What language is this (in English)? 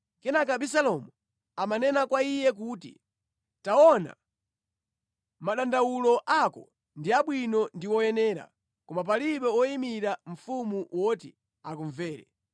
Nyanja